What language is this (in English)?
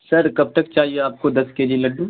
Urdu